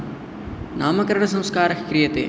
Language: Sanskrit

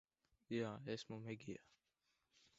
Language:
Latvian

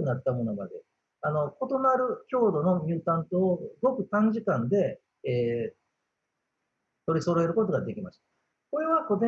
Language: Japanese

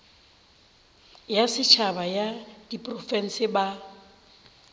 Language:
Northern Sotho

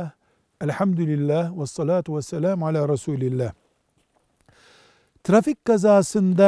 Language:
Turkish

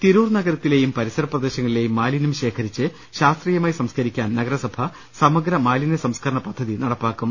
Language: Malayalam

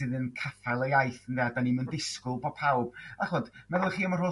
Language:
Welsh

